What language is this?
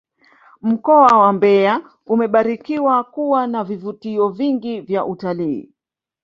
Swahili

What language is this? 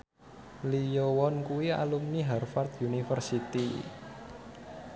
Javanese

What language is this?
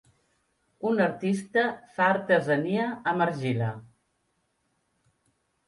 Catalan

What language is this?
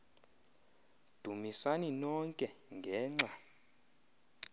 Xhosa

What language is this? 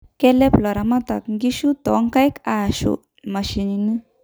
Masai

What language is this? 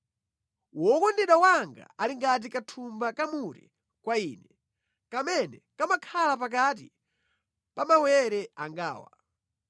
Nyanja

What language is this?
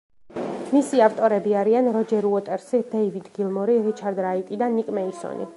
Georgian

